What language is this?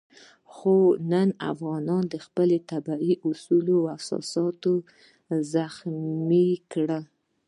Pashto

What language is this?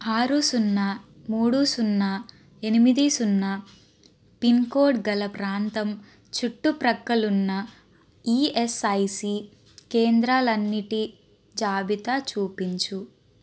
Telugu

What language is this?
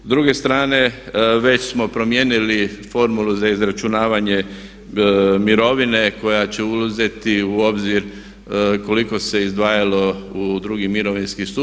Croatian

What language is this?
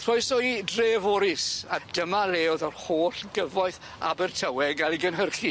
Welsh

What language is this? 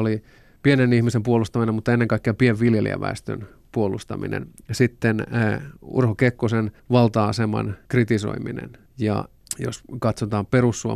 Finnish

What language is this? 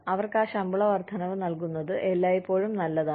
Malayalam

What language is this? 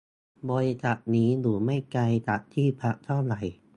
Thai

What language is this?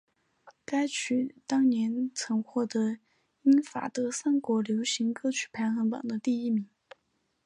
Chinese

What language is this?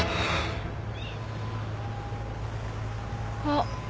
Japanese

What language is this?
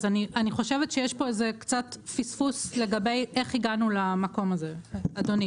Hebrew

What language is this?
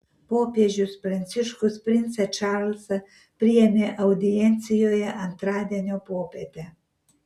Lithuanian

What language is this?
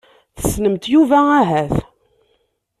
Kabyle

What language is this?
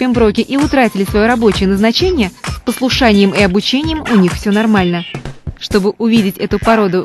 Russian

